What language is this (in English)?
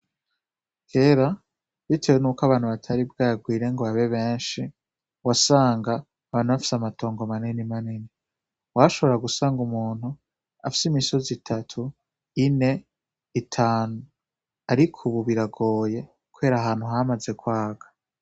Rundi